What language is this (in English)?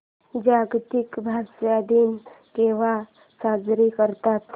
Marathi